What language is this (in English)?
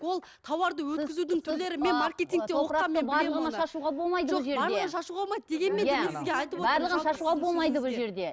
Kazakh